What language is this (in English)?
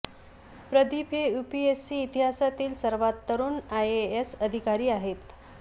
Marathi